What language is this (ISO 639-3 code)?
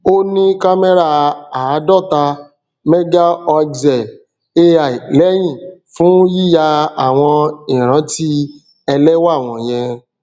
yor